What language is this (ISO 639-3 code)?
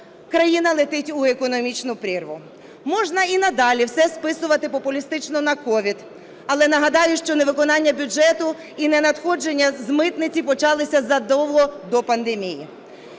ukr